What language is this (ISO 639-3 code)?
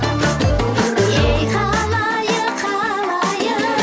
kaz